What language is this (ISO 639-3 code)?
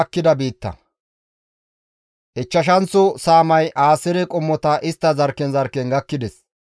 gmv